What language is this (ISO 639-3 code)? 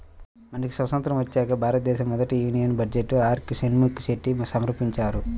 tel